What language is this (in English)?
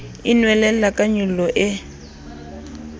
Southern Sotho